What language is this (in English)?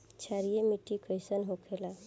Bhojpuri